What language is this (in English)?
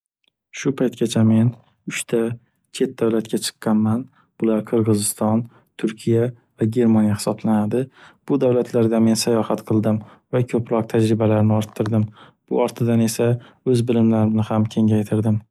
Uzbek